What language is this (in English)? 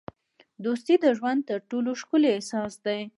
Pashto